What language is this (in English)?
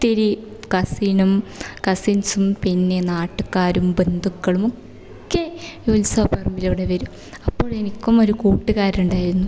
Malayalam